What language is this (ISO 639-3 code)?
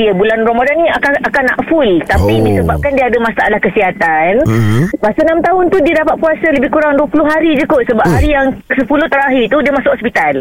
msa